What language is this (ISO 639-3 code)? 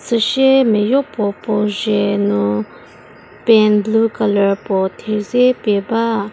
njm